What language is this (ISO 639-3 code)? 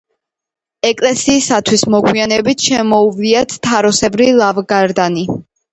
kat